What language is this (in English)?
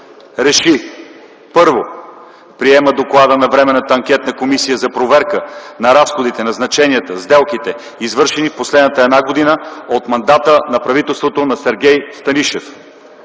Bulgarian